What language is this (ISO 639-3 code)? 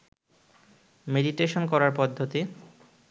ben